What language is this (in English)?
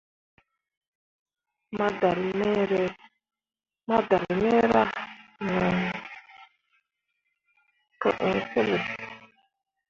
Mundang